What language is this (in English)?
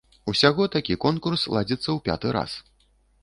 Belarusian